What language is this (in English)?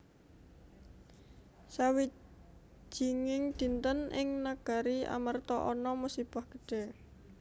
Javanese